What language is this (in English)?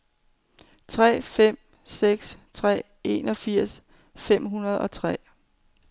Danish